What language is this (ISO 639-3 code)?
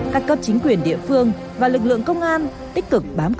vie